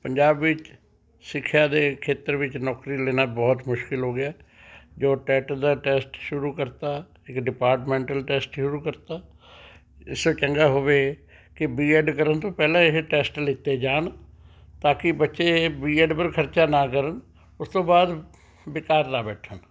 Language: Punjabi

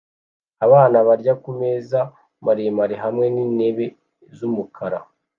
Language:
Kinyarwanda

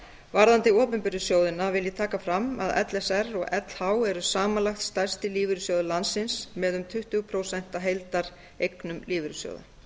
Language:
Icelandic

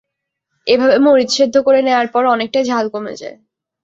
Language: Bangla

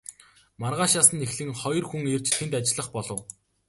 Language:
Mongolian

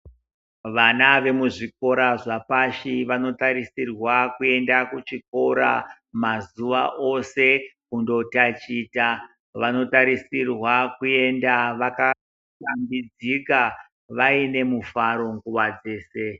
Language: Ndau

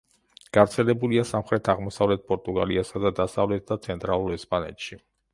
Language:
Georgian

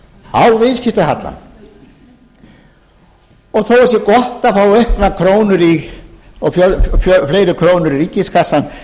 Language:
Icelandic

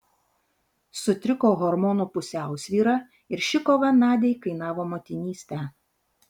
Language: Lithuanian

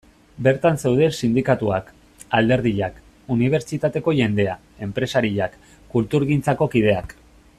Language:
Basque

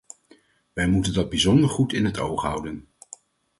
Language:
Dutch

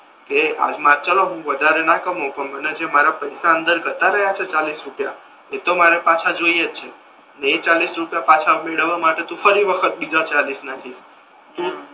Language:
Gujarati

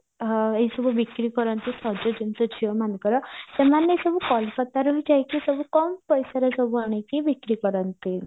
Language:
Odia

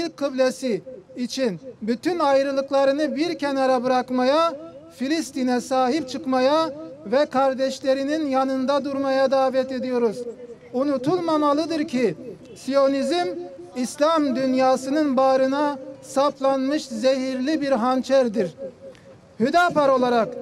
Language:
Turkish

